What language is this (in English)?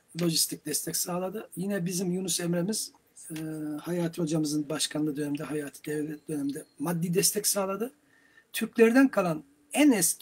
Turkish